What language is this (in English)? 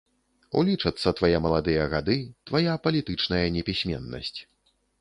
Belarusian